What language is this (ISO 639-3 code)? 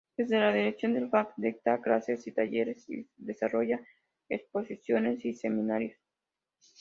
spa